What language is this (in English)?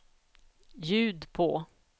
Swedish